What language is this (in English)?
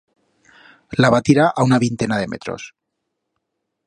Aragonese